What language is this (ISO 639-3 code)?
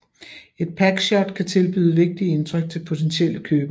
dan